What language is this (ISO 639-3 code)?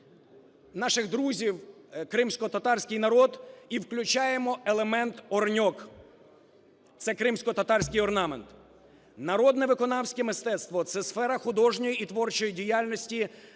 ukr